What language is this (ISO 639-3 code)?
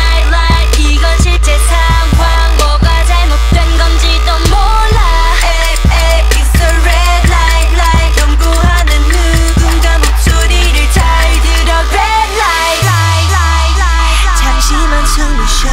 bul